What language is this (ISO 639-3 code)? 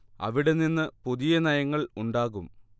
mal